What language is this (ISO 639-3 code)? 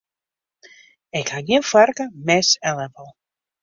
fry